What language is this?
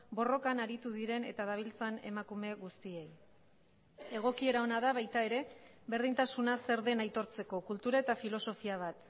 Basque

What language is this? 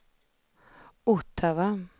Swedish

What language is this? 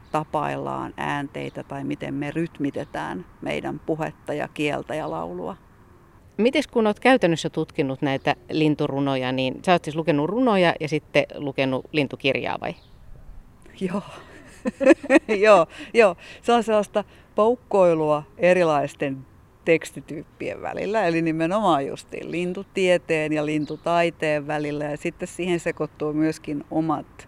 Finnish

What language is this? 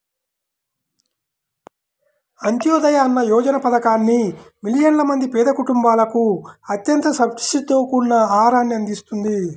Telugu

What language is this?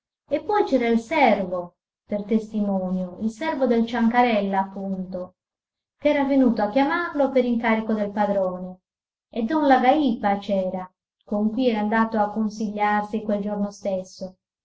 Italian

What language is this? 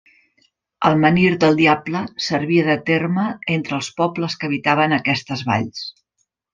Catalan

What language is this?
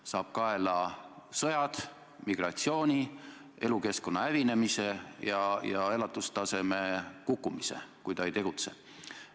Estonian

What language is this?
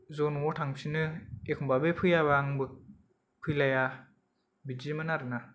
Bodo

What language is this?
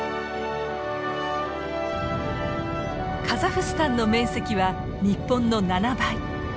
Japanese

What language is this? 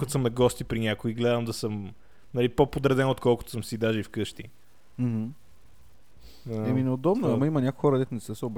Bulgarian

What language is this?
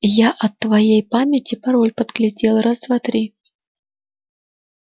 Russian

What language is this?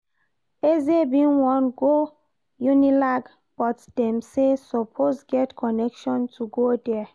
Nigerian Pidgin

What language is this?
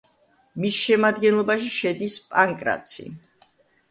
Georgian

